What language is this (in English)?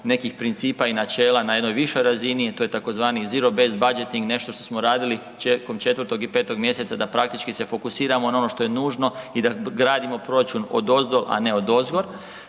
Croatian